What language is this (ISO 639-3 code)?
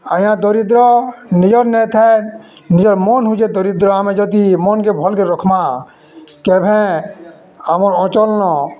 ori